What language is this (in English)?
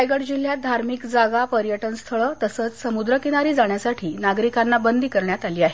Marathi